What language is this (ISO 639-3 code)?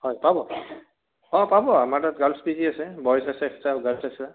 asm